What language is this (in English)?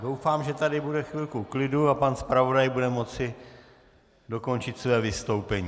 Czech